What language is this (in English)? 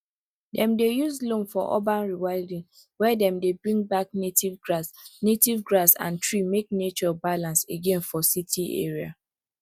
Nigerian Pidgin